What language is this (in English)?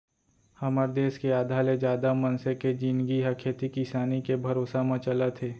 Chhattisgarhi